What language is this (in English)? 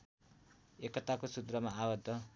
Nepali